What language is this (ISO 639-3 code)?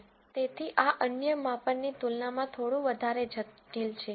guj